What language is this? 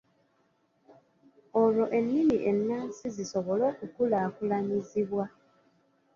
Ganda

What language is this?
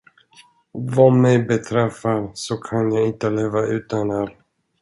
Swedish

